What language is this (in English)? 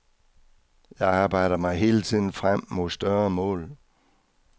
Danish